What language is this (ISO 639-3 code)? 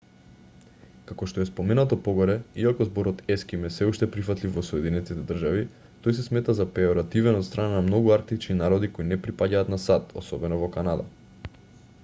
mkd